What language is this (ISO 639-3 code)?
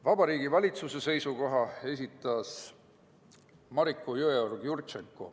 est